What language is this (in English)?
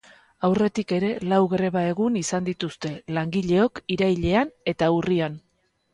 Basque